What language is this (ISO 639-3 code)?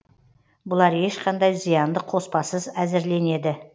kaz